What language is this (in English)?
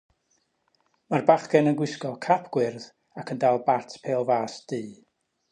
Welsh